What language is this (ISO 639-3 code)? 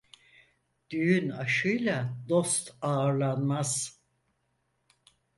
tur